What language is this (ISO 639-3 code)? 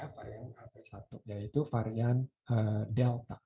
ind